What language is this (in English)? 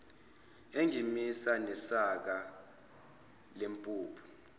Zulu